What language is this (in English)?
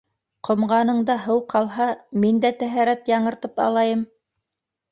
Bashkir